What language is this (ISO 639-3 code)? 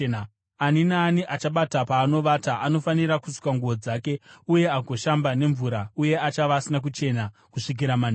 sna